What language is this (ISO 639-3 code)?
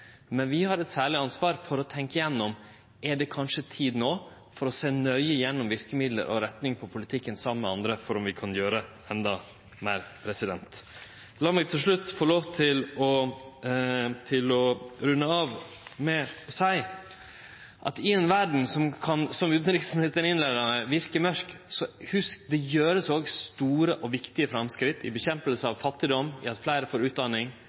nno